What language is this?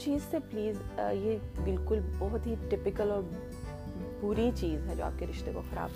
Urdu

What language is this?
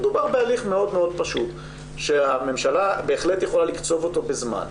Hebrew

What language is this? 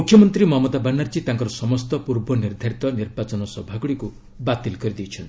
Odia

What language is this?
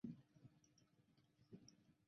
Chinese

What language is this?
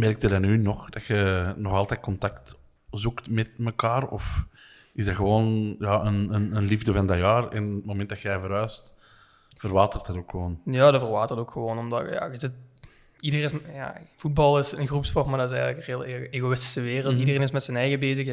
Dutch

